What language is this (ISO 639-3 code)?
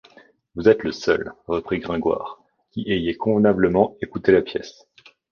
fra